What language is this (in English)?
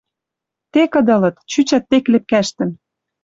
Western Mari